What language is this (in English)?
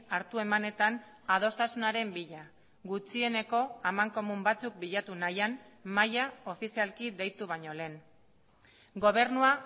Basque